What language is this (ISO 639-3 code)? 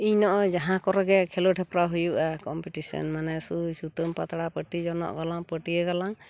sat